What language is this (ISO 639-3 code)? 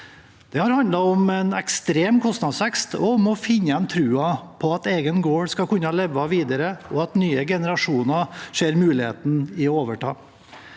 nor